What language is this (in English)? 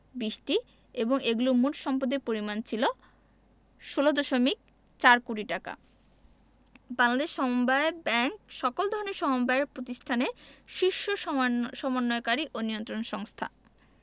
Bangla